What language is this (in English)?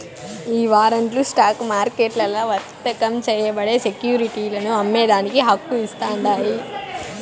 Telugu